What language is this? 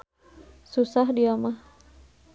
Sundanese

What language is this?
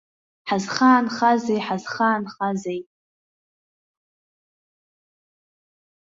Abkhazian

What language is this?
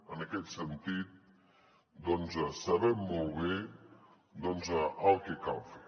Catalan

